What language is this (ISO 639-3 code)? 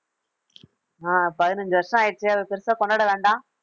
tam